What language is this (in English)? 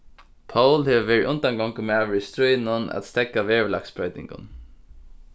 Faroese